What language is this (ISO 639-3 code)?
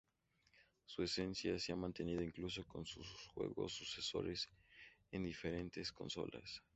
spa